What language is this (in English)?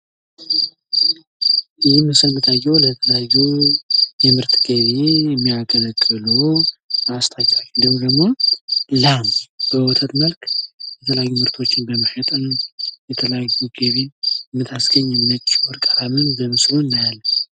Amharic